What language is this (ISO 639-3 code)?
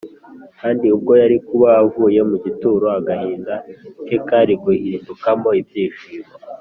kin